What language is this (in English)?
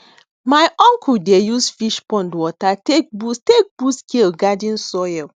Nigerian Pidgin